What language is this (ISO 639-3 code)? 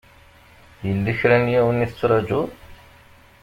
kab